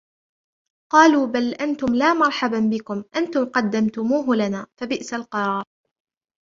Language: Arabic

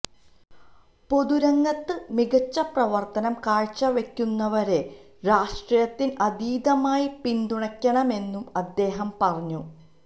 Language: Malayalam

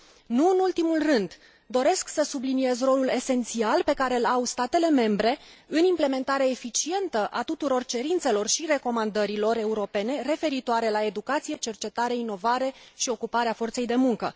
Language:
Romanian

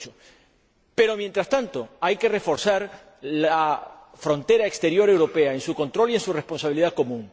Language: Spanish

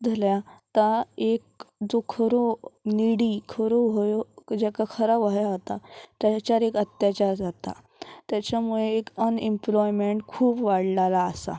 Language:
Konkani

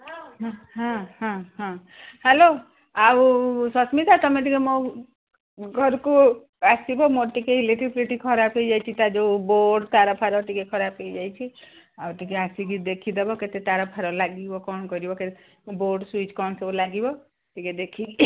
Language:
Odia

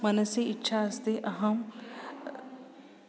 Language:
Sanskrit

